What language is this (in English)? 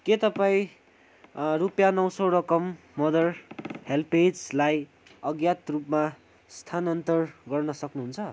Nepali